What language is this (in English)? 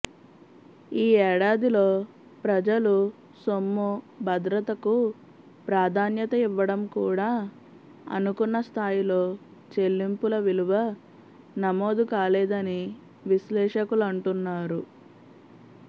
Telugu